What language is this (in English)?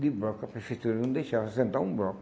Portuguese